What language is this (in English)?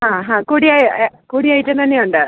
Malayalam